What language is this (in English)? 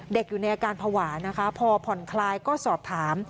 Thai